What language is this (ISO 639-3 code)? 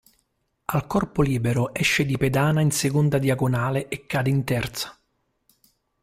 ita